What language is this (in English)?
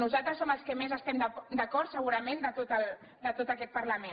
Catalan